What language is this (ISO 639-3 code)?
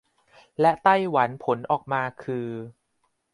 tha